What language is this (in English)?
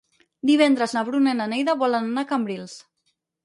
Catalan